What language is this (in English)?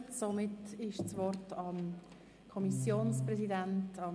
Swiss German